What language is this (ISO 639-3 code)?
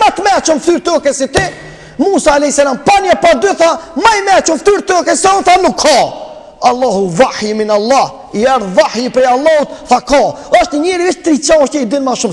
ron